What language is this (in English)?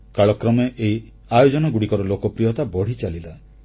Odia